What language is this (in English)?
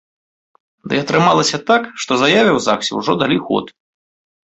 Belarusian